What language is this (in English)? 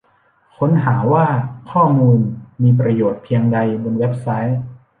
Thai